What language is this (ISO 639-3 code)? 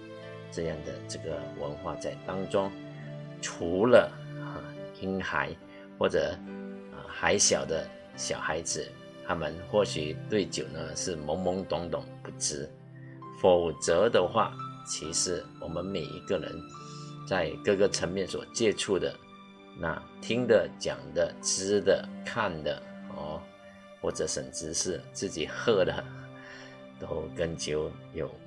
zho